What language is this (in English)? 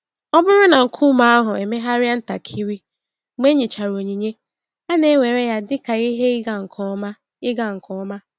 Igbo